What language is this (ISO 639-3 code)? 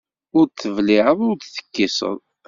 kab